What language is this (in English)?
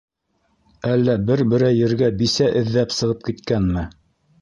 Bashkir